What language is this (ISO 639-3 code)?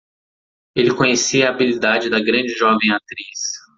por